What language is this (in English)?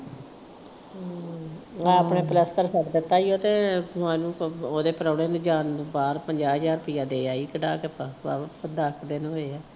Punjabi